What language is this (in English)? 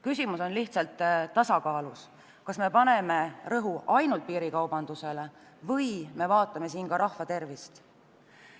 Estonian